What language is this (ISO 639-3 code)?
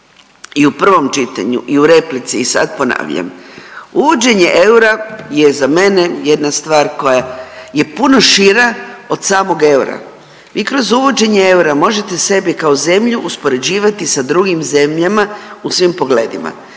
hrv